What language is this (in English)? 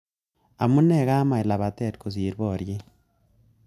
Kalenjin